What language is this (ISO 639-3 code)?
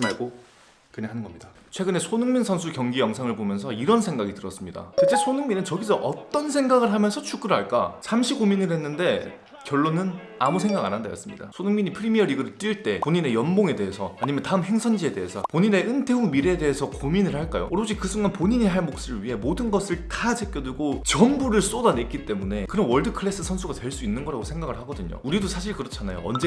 kor